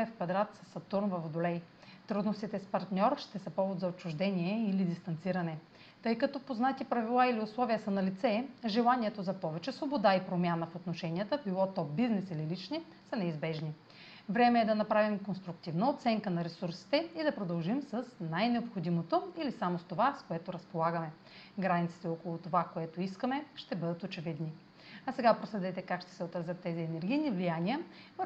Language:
Bulgarian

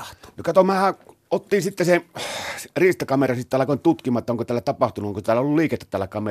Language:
Finnish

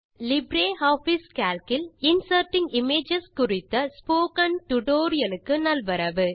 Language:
Tamil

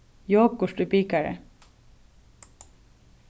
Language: Faroese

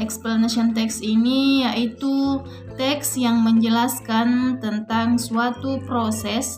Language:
Indonesian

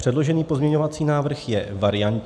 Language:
Czech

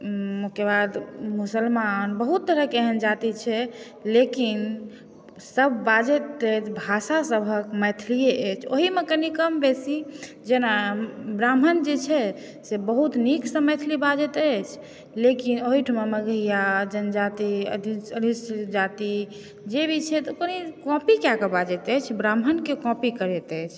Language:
Maithili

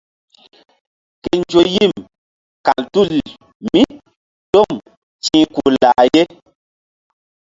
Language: Mbum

